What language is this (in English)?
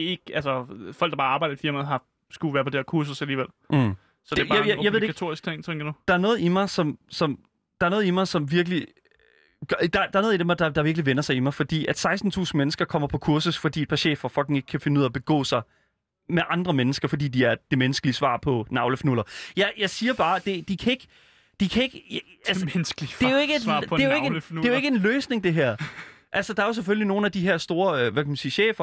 Danish